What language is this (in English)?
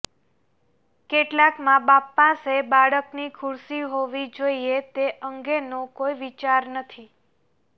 Gujarati